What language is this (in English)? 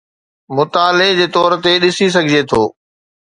Sindhi